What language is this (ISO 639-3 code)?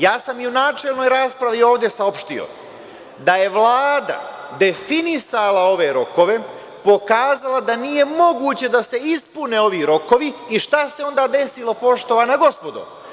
srp